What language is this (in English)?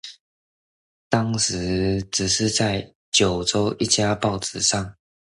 Chinese